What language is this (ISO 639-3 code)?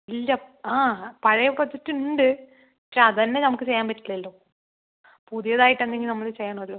mal